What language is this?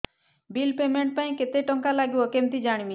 Odia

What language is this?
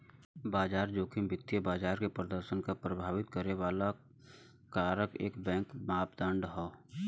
Bhojpuri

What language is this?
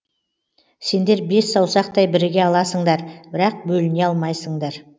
Kazakh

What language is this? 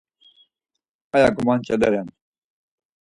Laz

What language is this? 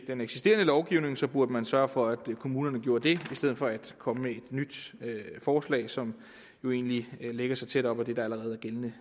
Danish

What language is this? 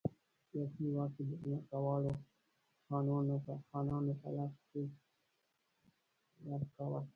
Pashto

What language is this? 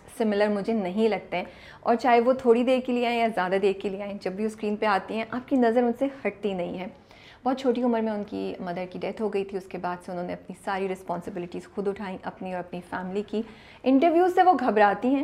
Urdu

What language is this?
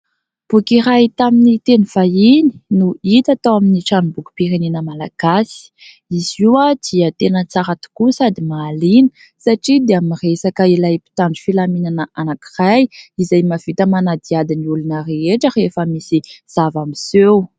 Malagasy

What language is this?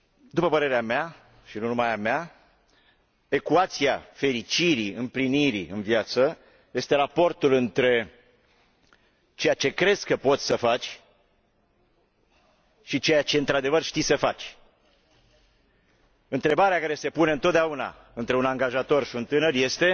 Romanian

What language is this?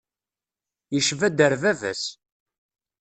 Kabyle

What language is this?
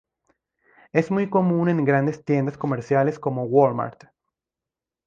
Spanish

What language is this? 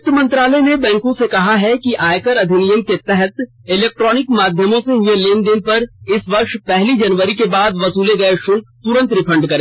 Hindi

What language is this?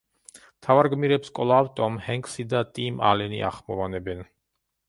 Georgian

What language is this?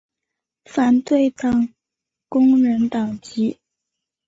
Chinese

